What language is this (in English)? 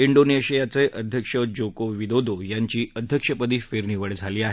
Marathi